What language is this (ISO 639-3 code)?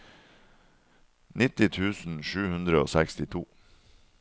nor